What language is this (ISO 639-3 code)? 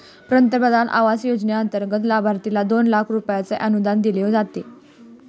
mar